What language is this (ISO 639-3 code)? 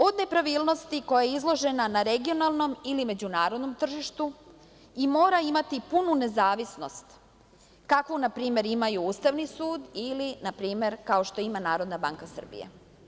srp